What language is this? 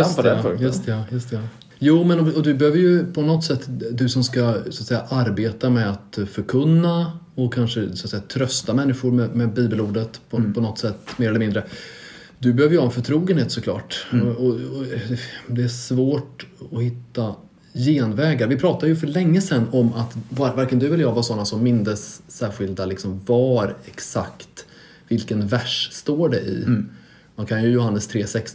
Swedish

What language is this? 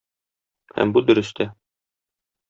Tatar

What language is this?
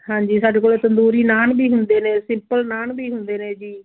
Punjabi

